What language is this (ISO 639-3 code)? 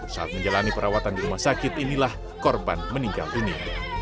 ind